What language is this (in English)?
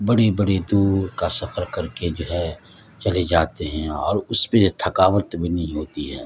Urdu